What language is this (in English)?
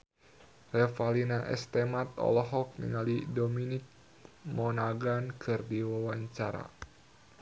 Sundanese